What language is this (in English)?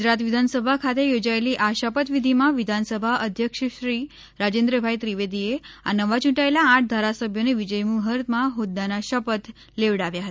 Gujarati